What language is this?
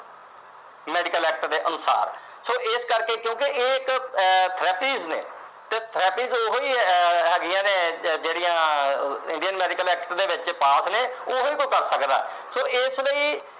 Punjabi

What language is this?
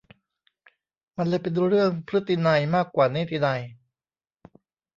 Thai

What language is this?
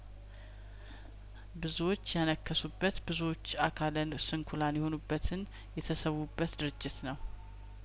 Amharic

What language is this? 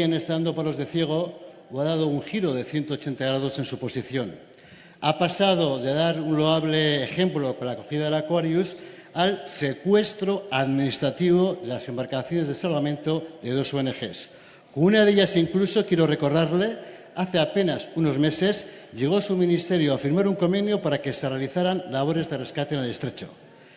Spanish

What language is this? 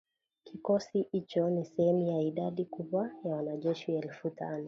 Swahili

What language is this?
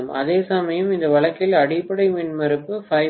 Tamil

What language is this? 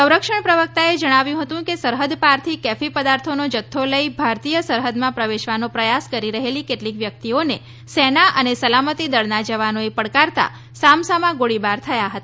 Gujarati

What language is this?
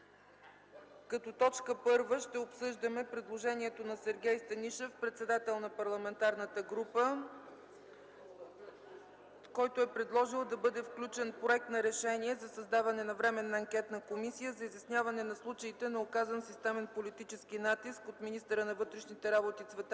Bulgarian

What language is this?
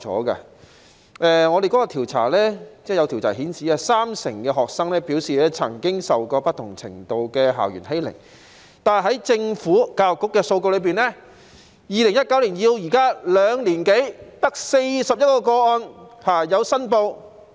Cantonese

